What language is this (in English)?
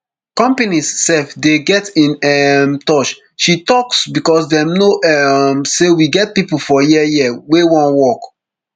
Nigerian Pidgin